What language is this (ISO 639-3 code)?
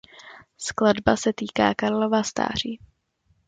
ces